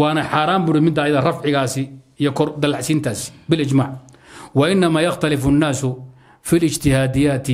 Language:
Arabic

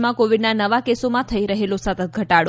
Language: Gujarati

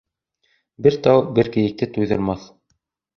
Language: Bashkir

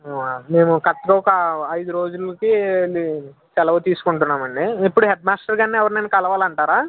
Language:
Telugu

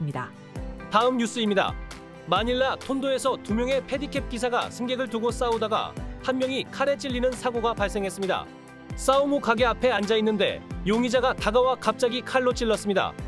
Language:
Korean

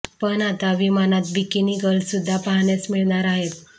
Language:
Marathi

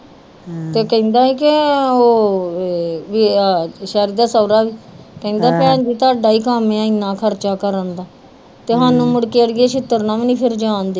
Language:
Punjabi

